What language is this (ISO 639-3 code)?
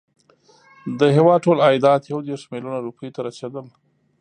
pus